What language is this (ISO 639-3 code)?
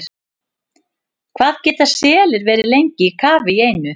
isl